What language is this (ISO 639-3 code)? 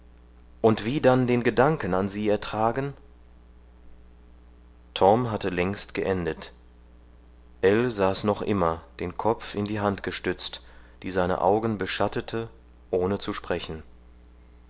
deu